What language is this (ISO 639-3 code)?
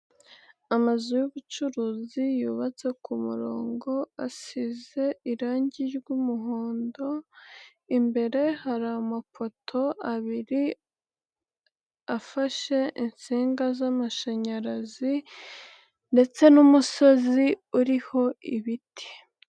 kin